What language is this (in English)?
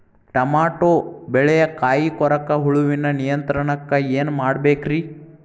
Kannada